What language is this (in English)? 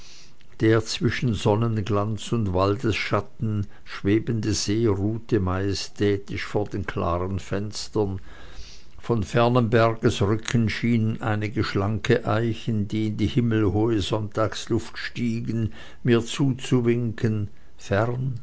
German